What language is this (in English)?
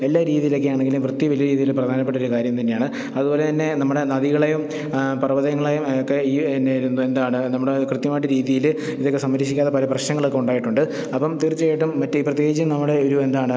Malayalam